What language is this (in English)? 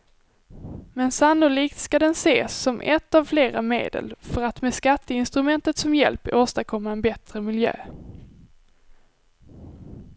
Swedish